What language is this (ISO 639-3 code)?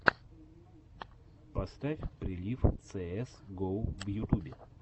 rus